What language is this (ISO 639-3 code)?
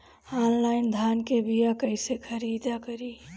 bho